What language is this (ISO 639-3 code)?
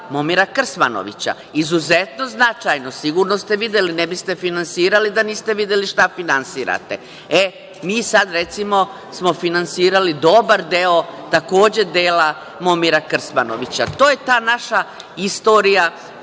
srp